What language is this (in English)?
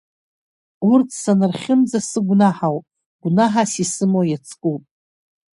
Abkhazian